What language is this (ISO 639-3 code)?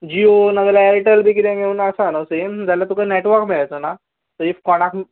kok